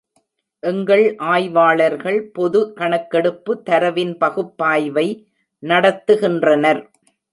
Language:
Tamil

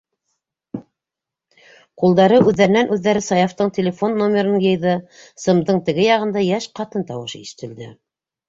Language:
Bashkir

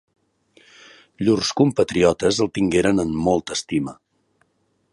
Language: Catalan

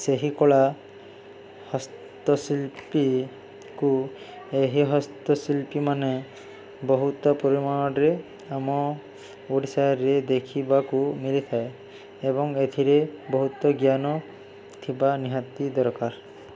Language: Odia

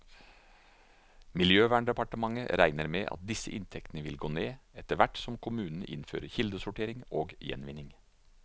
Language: Norwegian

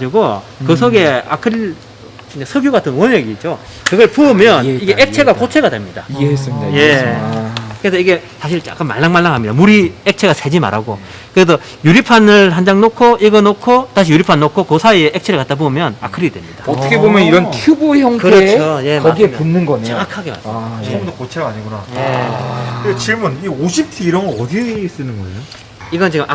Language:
Korean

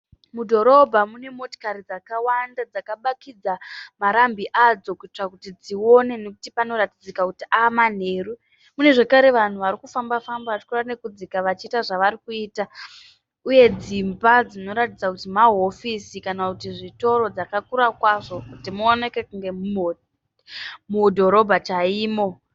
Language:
Shona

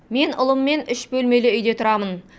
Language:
Kazakh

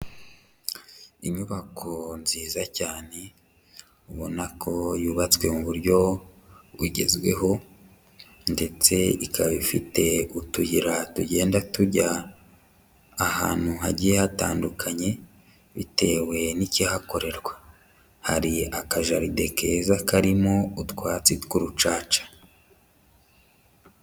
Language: Kinyarwanda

